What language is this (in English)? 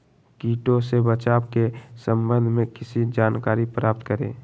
Magahi